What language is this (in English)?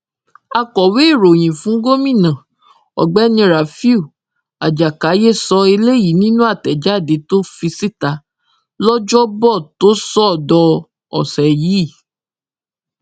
Yoruba